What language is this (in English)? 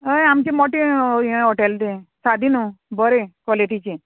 Konkani